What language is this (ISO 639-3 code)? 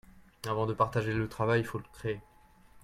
fra